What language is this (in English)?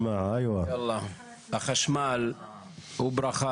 Hebrew